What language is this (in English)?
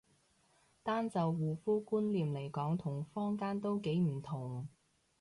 Cantonese